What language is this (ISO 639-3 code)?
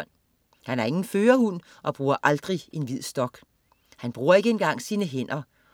dan